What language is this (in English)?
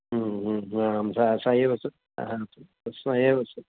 Sanskrit